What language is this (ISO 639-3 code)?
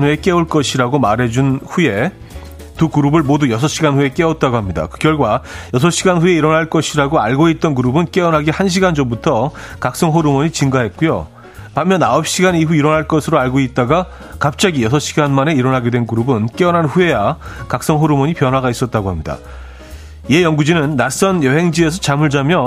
kor